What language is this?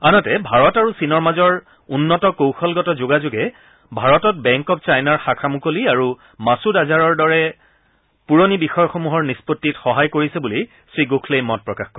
Assamese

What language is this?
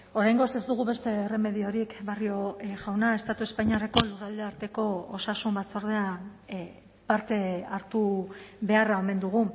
Basque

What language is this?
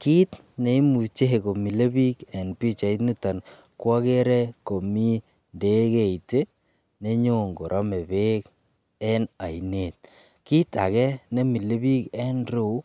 Kalenjin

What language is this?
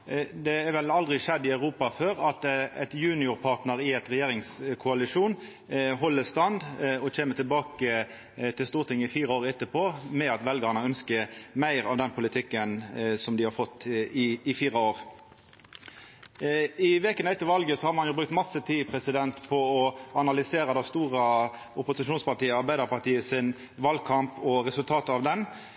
Norwegian Nynorsk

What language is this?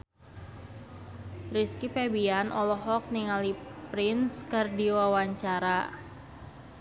Sundanese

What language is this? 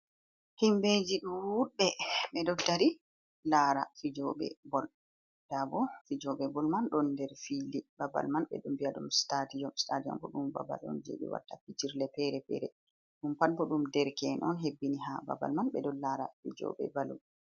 Fula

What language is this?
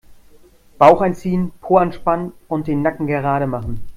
German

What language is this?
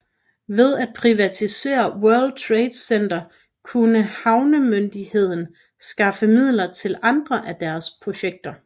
Danish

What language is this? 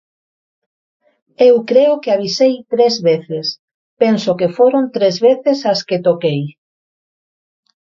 Galician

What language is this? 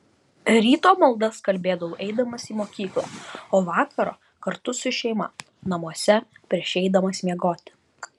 Lithuanian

